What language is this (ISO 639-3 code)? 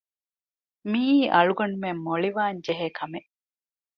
div